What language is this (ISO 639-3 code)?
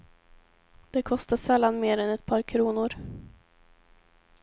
swe